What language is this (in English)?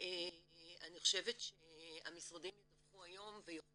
Hebrew